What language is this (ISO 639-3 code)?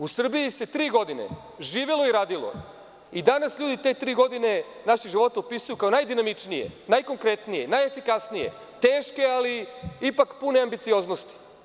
srp